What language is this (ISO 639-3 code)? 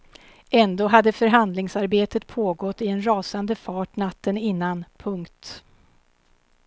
swe